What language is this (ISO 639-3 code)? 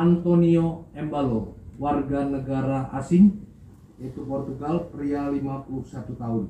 ind